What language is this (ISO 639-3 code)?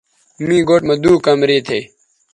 btv